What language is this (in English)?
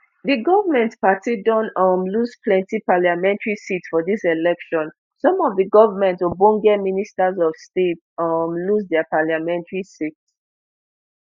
Nigerian Pidgin